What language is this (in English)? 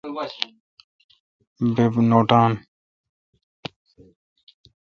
Kalkoti